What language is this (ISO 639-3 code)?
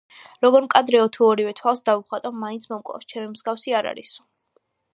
kat